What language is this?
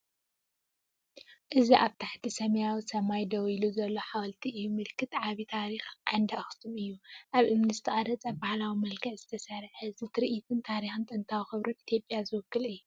Tigrinya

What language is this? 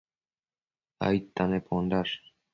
Matsés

